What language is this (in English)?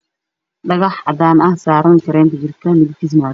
Somali